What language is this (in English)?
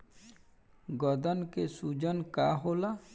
Bhojpuri